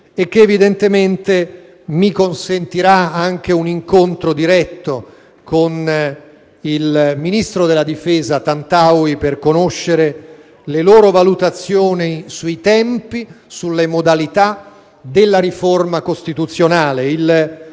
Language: Italian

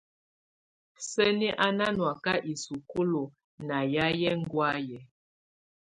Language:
Tunen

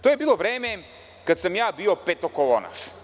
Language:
Serbian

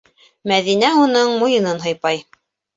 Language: Bashkir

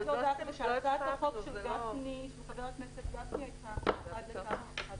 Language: Hebrew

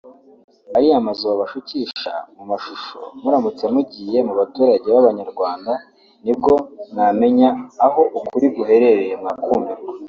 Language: Kinyarwanda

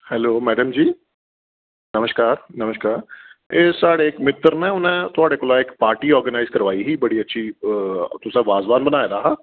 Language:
Dogri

